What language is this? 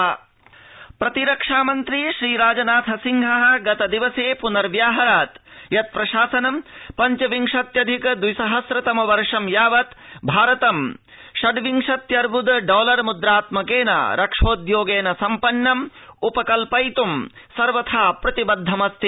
Sanskrit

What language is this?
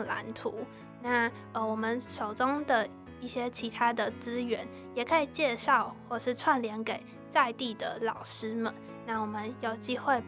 Chinese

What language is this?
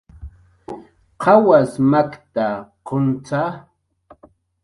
Jaqaru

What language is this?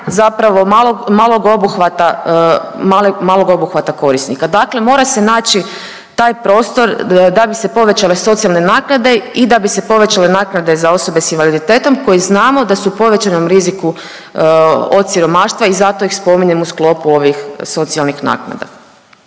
Croatian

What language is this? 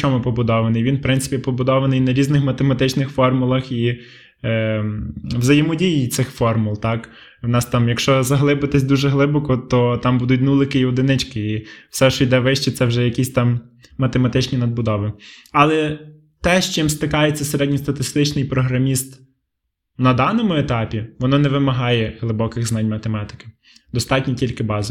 Ukrainian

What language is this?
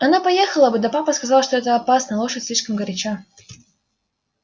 Russian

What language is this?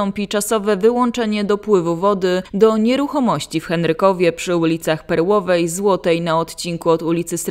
Polish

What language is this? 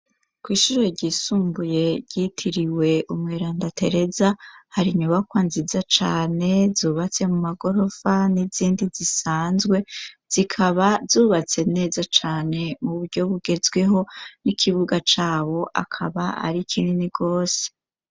Rundi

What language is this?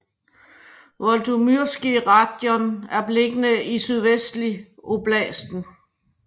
Danish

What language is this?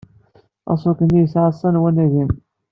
Kabyle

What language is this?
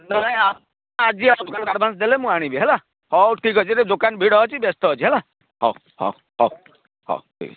Odia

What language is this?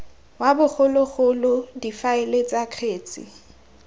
Tswana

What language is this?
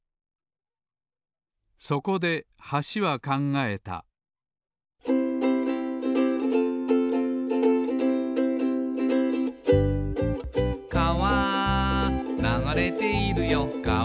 Japanese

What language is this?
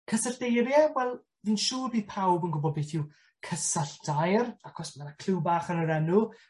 Welsh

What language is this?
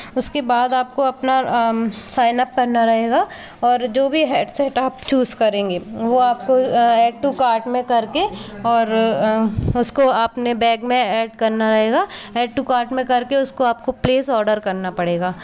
Hindi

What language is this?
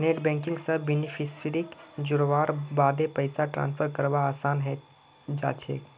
Magahi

